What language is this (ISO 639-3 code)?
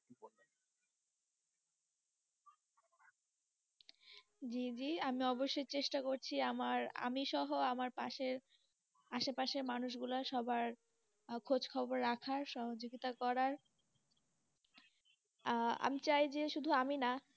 ben